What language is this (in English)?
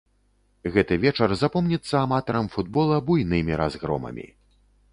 Belarusian